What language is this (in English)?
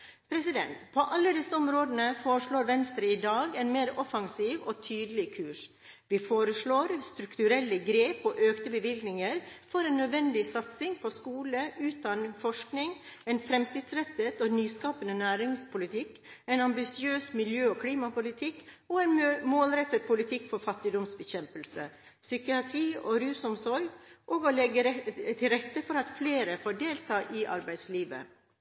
Norwegian Bokmål